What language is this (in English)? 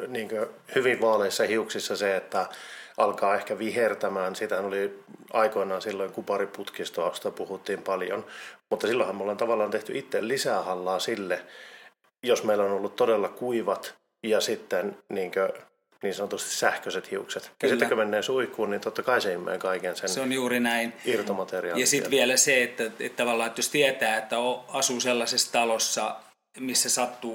Finnish